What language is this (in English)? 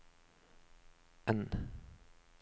Swedish